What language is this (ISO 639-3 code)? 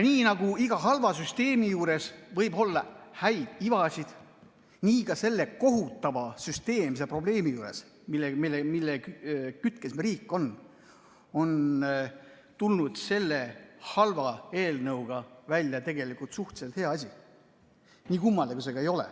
est